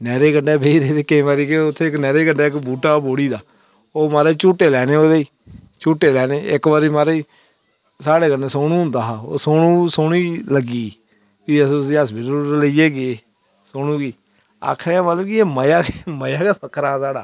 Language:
Dogri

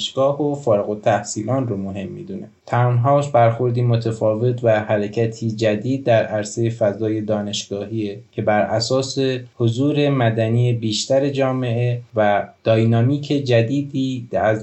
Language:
Persian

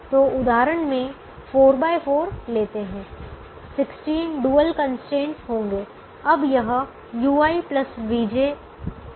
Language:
Hindi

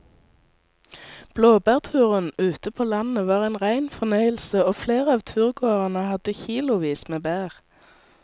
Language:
Norwegian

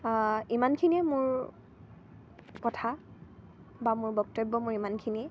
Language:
Assamese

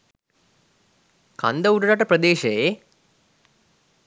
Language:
Sinhala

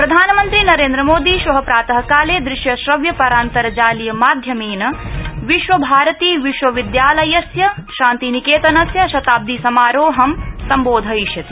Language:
Sanskrit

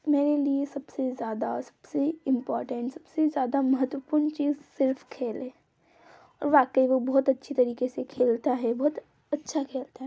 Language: Hindi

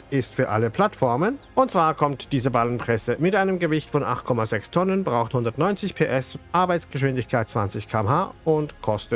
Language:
German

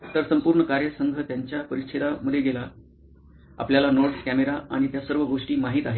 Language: Marathi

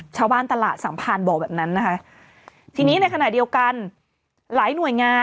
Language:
Thai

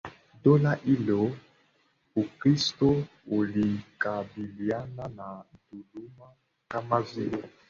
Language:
Swahili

